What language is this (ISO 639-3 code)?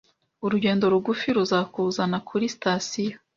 kin